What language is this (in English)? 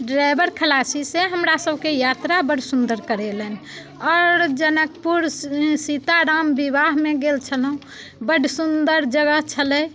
Maithili